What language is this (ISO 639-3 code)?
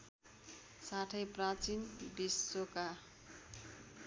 nep